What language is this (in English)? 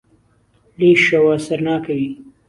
Central Kurdish